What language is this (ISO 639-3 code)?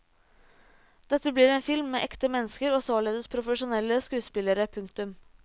nor